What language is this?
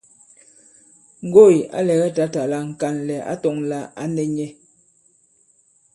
Bankon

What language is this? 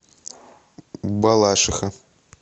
Russian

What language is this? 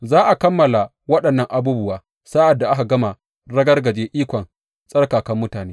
Hausa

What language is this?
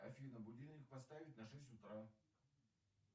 Russian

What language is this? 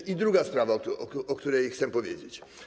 Polish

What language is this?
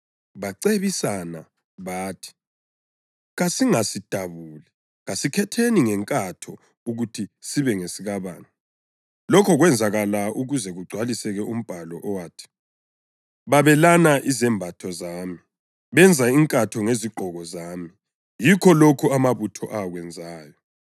North Ndebele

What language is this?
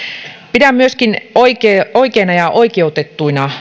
Finnish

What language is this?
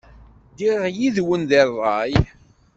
Kabyle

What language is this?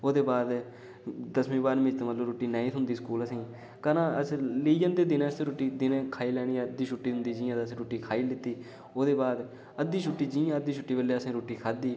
Dogri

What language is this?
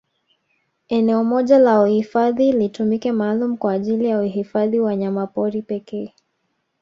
Swahili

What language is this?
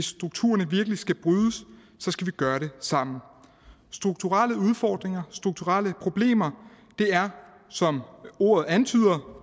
Danish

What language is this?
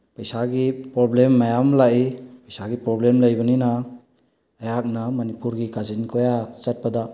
Manipuri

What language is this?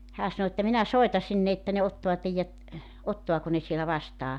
Finnish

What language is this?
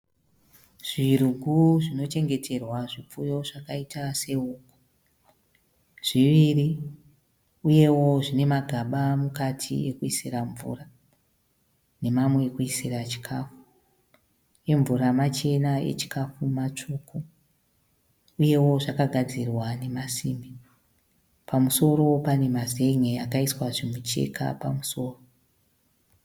Shona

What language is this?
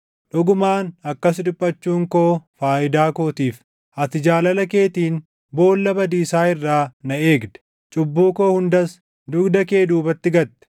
Oromo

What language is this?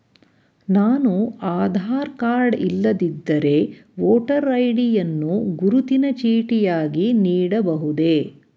Kannada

